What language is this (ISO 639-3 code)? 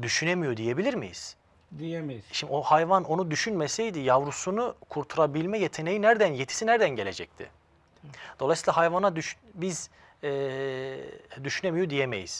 tur